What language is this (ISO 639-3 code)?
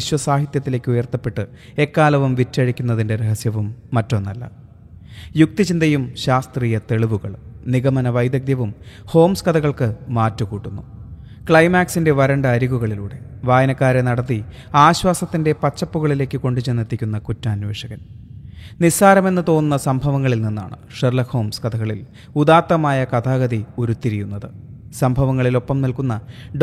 mal